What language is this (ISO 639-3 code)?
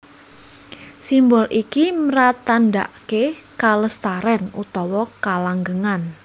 jav